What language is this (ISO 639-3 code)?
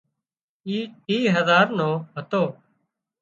kxp